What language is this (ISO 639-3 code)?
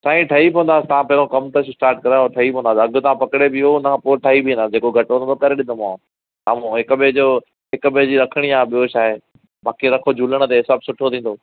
snd